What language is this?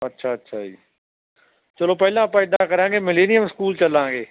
Punjabi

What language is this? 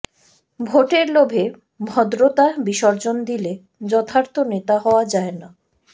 Bangla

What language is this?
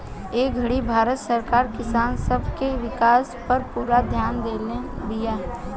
Bhojpuri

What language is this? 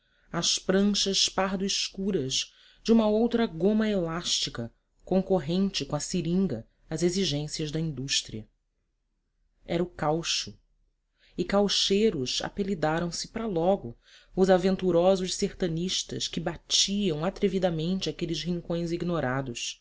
Portuguese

